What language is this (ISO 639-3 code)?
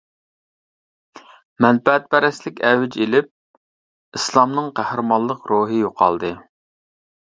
uig